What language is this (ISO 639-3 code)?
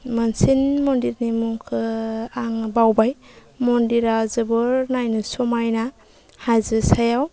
brx